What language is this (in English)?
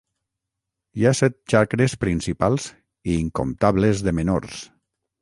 Catalan